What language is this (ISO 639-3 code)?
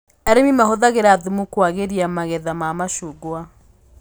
kik